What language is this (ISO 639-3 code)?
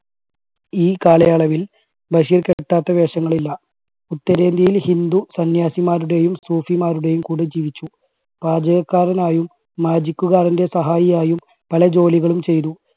mal